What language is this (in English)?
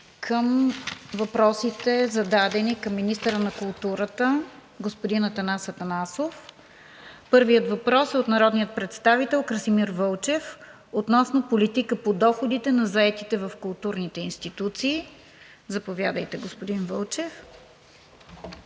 Bulgarian